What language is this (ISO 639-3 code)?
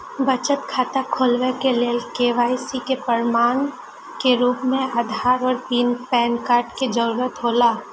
mai